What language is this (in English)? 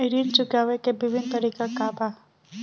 Bhojpuri